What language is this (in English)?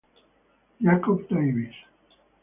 Italian